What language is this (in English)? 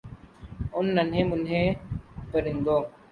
Urdu